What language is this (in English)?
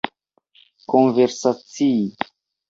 Esperanto